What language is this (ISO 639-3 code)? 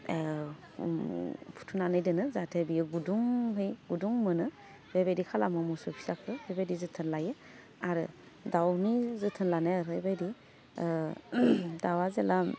brx